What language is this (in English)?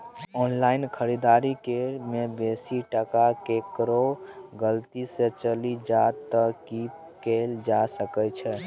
Maithili